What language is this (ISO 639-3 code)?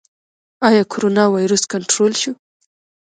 pus